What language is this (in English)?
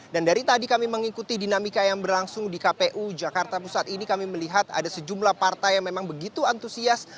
Indonesian